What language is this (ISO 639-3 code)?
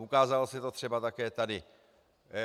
ces